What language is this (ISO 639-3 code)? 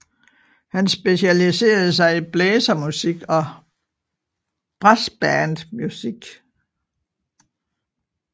dan